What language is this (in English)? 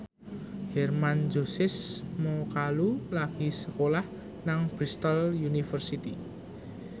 Javanese